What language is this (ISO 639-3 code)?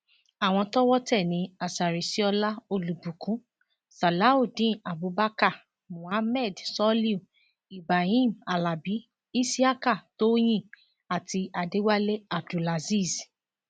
yor